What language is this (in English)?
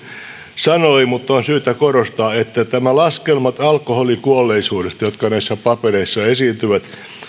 Finnish